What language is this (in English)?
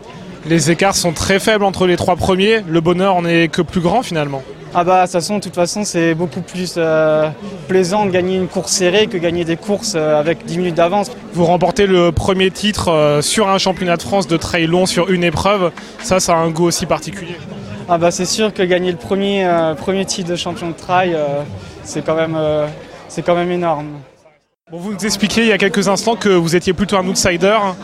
French